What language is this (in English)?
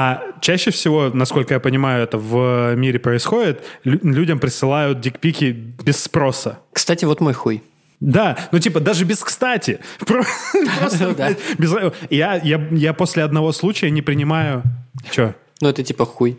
Russian